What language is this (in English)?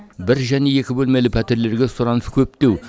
Kazakh